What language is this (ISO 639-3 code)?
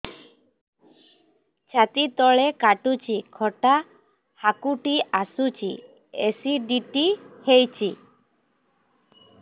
ori